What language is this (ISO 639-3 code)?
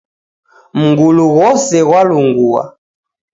dav